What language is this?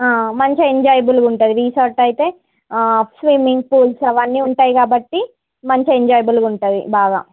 Telugu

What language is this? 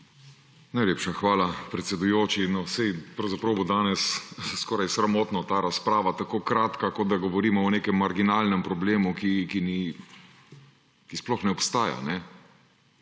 Slovenian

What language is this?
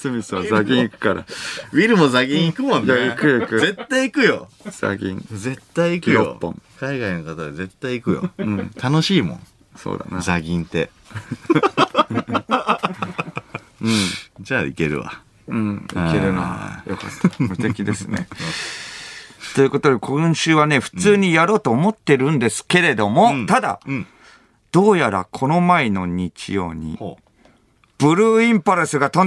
Japanese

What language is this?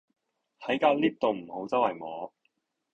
Cantonese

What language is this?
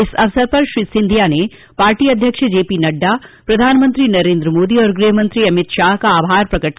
Hindi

